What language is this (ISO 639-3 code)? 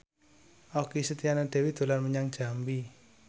jav